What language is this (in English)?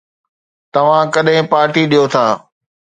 Sindhi